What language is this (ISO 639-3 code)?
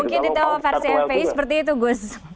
ind